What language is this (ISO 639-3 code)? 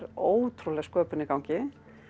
isl